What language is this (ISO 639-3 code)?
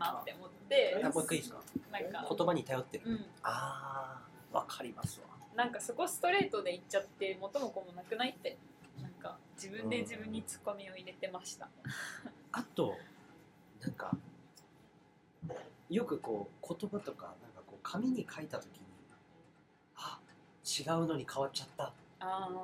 jpn